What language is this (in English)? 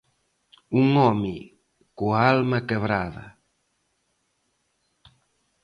Galician